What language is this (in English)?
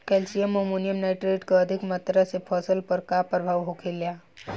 Bhojpuri